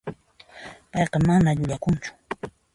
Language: Puno Quechua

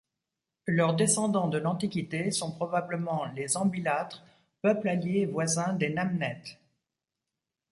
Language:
French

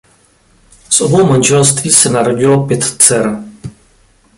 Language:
Czech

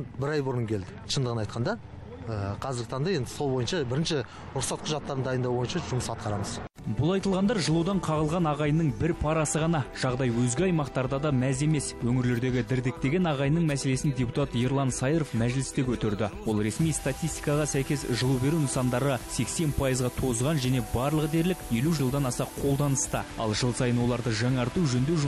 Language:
Russian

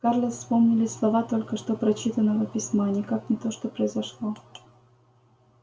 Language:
Russian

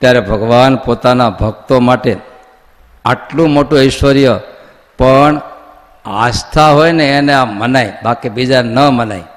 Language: Gujarati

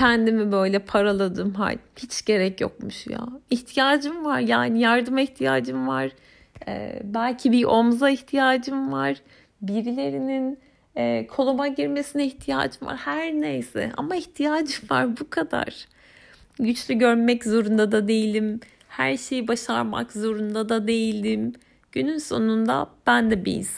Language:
Turkish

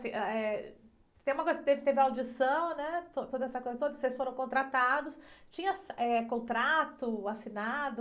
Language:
Portuguese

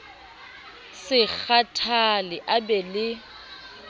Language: Southern Sotho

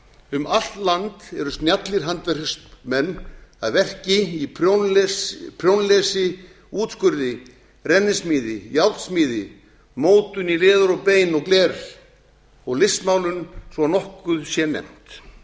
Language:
Icelandic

